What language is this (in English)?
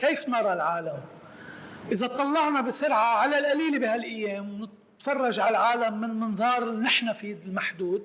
Arabic